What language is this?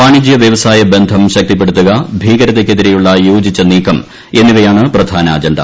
Malayalam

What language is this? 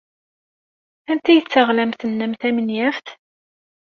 Kabyle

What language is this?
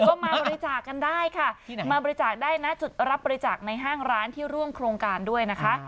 Thai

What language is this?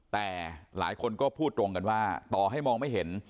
Thai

